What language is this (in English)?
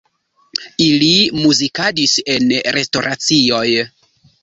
Esperanto